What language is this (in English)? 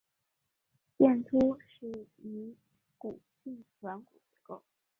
Chinese